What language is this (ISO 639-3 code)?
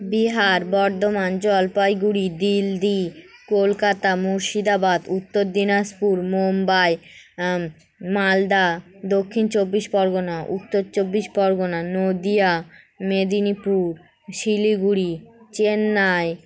ben